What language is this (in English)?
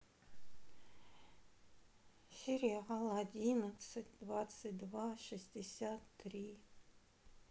Russian